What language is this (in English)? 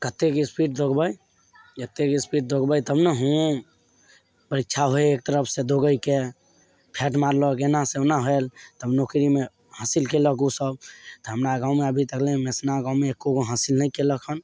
Maithili